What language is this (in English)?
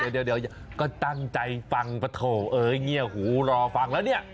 Thai